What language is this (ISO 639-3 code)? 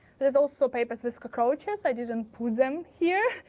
eng